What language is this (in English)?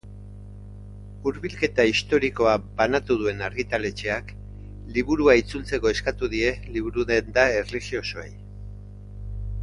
Basque